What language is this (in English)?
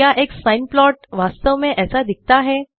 Hindi